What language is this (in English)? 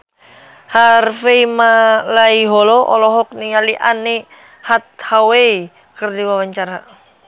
Sundanese